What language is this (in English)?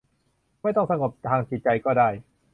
Thai